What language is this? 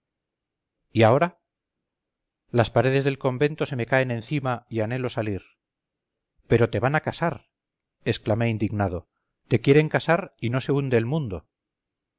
Spanish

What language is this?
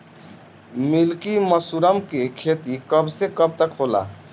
Bhojpuri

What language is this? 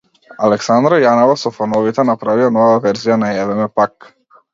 Macedonian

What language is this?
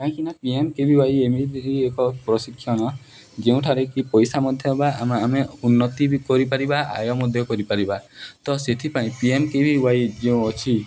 Odia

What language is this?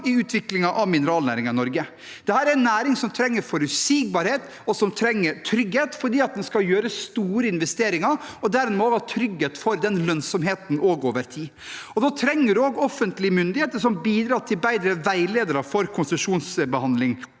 Norwegian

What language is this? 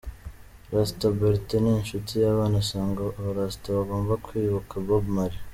Kinyarwanda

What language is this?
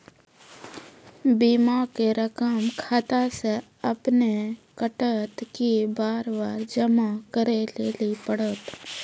Maithili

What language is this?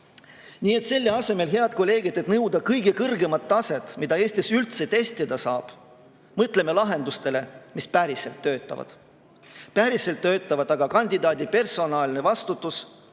Estonian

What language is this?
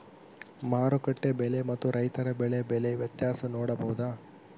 Kannada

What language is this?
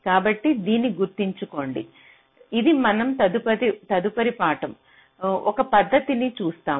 Telugu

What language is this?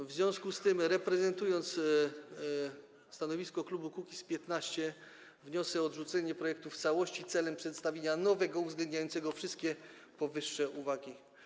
Polish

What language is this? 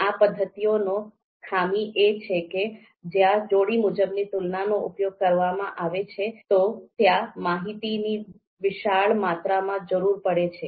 Gujarati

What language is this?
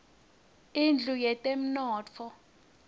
Swati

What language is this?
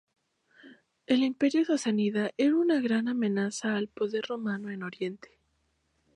Spanish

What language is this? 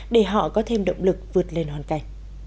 Vietnamese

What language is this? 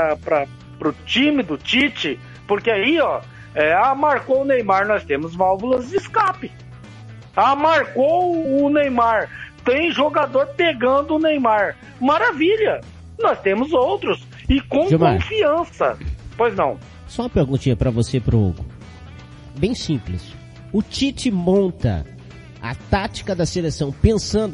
Portuguese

